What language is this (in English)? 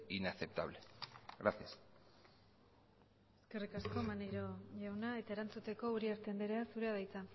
Basque